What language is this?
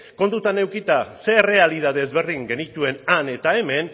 Basque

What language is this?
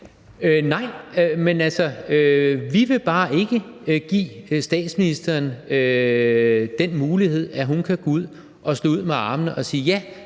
Danish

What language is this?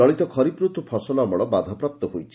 Odia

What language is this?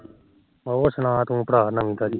Punjabi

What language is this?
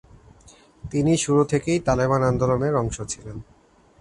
Bangla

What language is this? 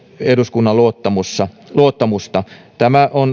Finnish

